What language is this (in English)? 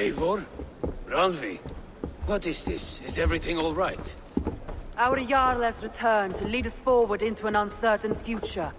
English